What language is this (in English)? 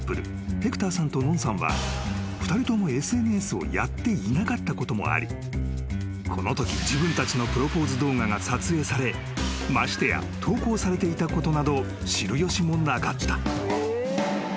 Japanese